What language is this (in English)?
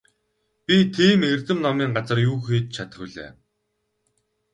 Mongolian